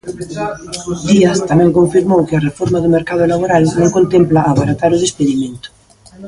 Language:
Galician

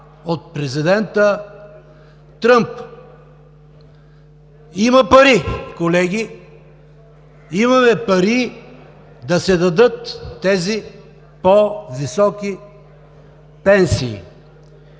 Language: Bulgarian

